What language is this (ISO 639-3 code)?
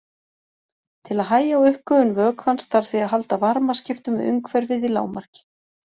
isl